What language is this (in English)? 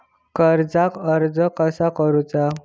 Marathi